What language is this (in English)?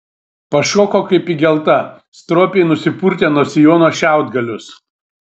Lithuanian